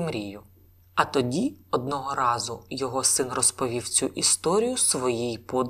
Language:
Ukrainian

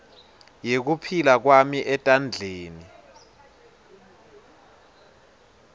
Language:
Swati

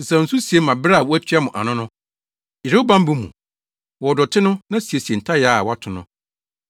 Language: Akan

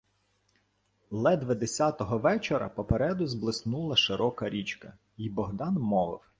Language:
Ukrainian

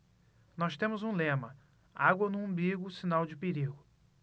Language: Portuguese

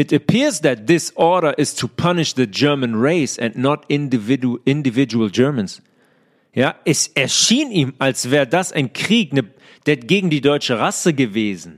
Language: German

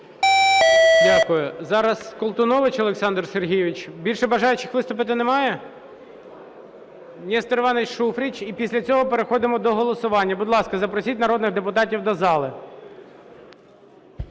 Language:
Ukrainian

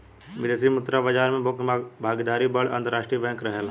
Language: Bhojpuri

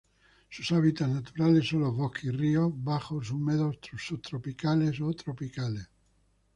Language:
Spanish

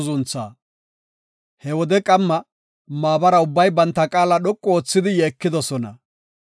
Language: Gofa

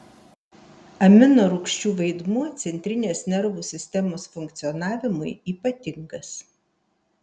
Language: Lithuanian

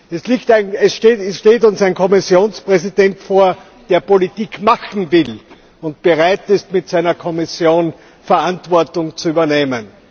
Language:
German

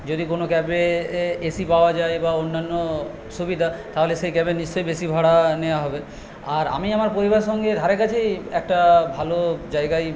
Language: Bangla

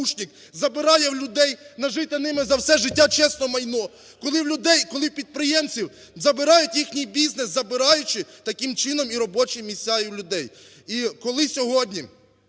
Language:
Ukrainian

